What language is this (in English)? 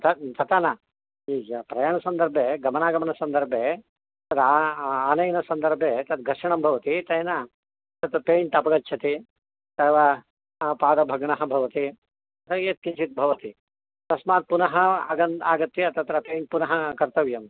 Sanskrit